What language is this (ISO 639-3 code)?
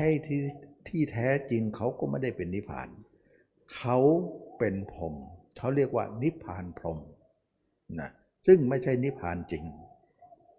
tha